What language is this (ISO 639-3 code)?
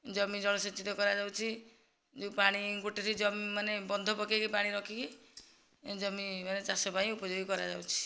ori